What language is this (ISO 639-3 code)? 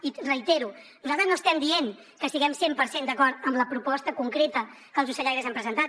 cat